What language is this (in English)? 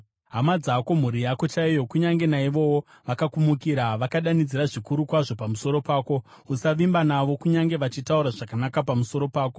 Shona